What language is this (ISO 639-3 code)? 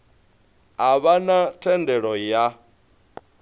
ven